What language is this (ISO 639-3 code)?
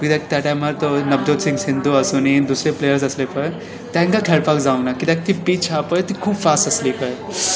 kok